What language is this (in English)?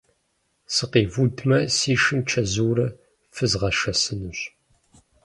Kabardian